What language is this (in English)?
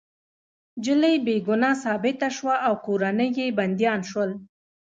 Pashto